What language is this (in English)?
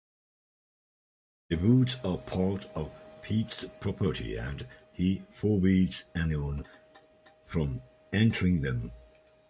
English